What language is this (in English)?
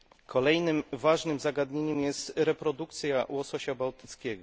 Polish